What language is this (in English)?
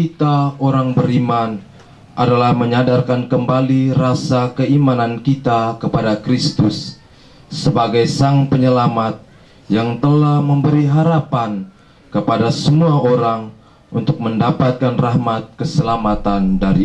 Indonesian